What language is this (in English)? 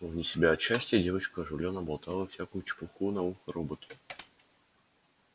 Russian